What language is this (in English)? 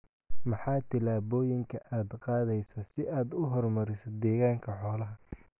Somali